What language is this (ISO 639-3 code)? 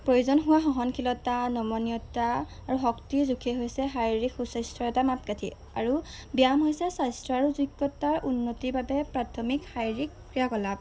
asm